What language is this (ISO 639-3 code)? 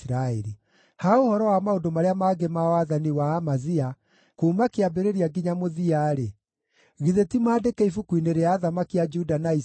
kik